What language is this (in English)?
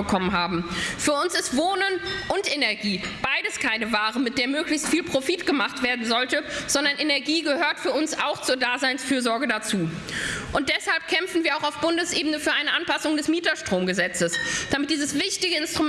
German